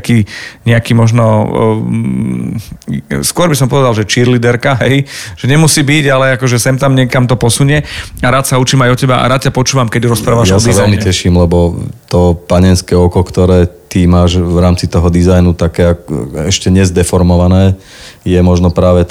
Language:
Slovak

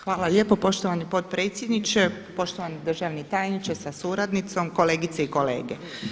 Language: Croatian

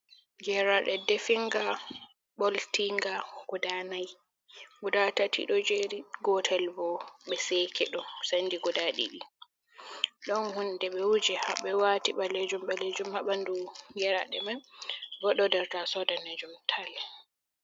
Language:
Fula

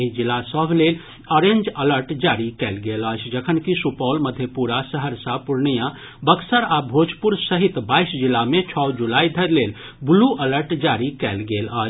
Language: Maithili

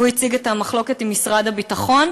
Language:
Hebrew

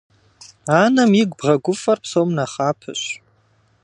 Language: Kabardian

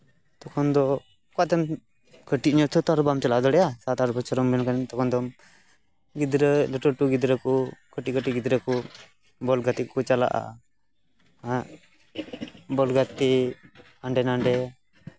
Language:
Santali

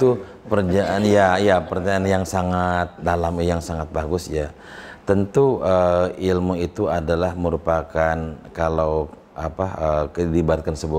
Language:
Indonesian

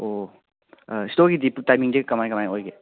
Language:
Manipuri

